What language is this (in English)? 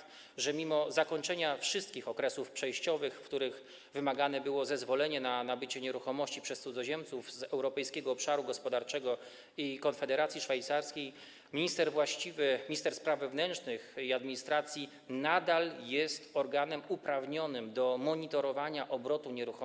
Polish